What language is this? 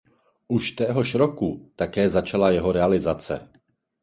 Czech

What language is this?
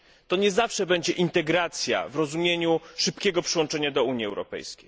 Polish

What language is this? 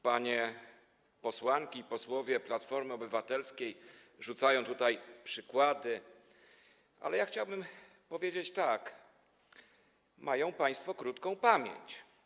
Polish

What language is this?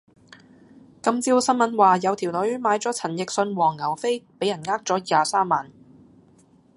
Cantonese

